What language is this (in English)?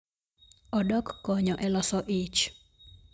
Luo (Kenya and Tanzania)